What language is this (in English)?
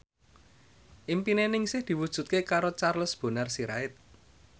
Javanese